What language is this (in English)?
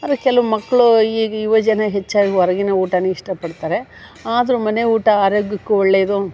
Kannada